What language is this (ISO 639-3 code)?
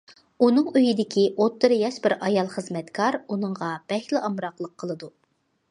uig